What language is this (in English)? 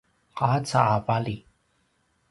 Paiwan